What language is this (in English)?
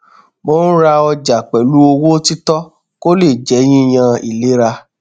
Yoruba